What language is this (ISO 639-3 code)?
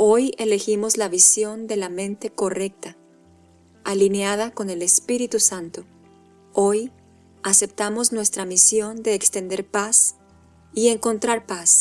spa